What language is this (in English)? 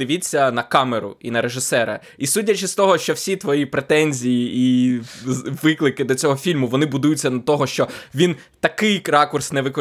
Ukrainian